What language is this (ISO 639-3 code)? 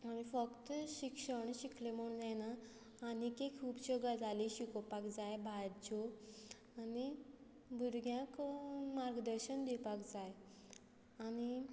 kok